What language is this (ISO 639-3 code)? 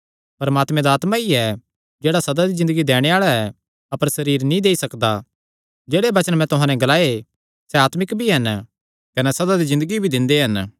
xnr